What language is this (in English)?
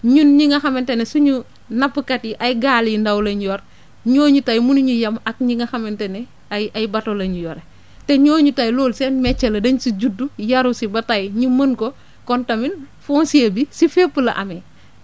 Wolof